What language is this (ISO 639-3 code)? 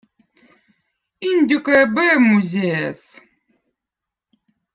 vot